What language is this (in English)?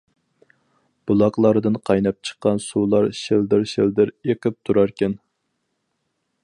Uyghur